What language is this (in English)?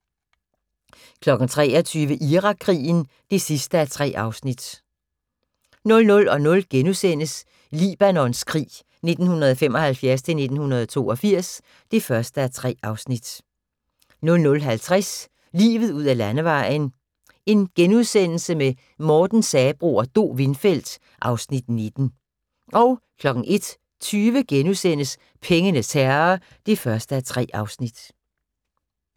Danish